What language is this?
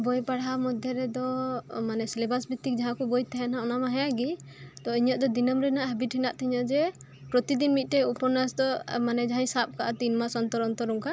Santali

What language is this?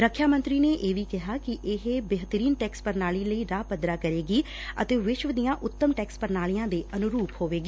Punjabi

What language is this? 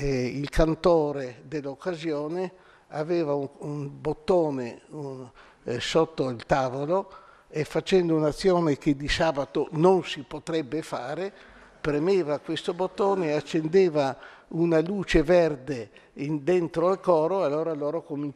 Italian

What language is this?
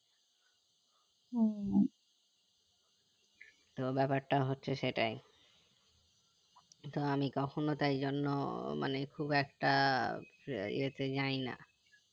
Bangla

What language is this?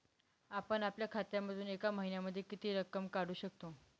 Marathi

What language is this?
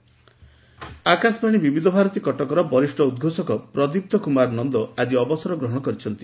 Odia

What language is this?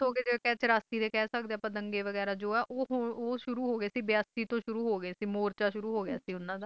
Punjabi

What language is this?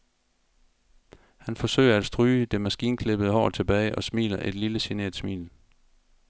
Danish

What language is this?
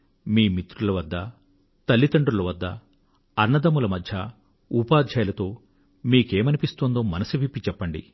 Telugu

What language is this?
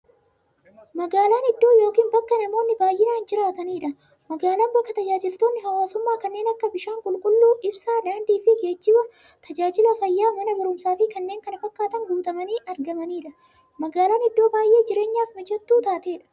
Oromo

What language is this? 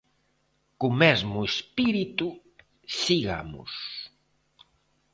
Galician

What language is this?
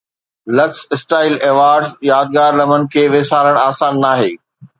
Sindhi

